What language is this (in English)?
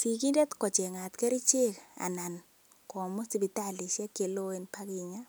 Kalenjin